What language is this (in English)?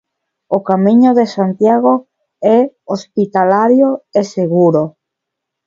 Galician